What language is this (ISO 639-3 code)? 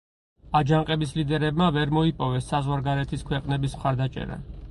kat